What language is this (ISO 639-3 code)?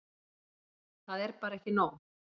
isl